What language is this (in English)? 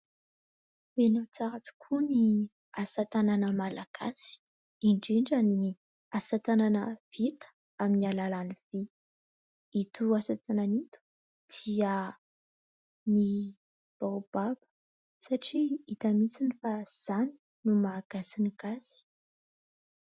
Malagasy